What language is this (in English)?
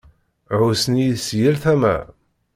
Kabyle